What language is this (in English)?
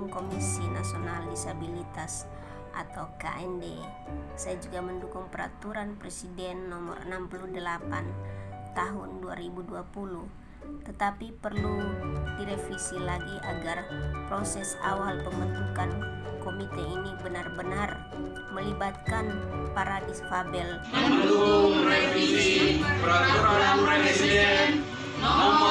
Indonesian